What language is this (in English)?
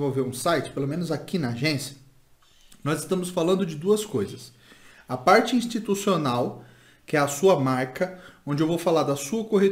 Portuguese